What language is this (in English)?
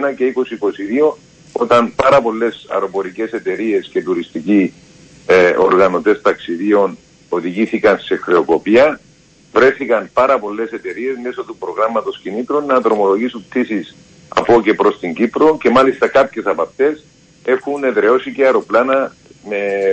Greek